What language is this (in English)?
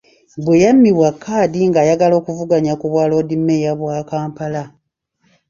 Ganda